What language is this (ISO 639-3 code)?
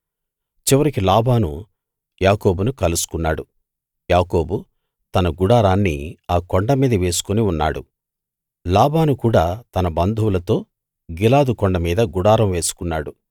tel